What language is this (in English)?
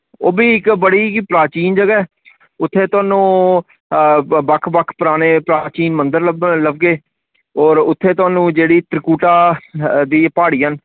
Dogri